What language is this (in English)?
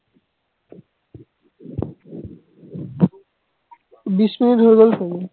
Assamese